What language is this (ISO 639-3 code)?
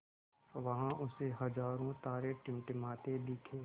hin